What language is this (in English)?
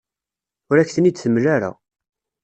Kabyle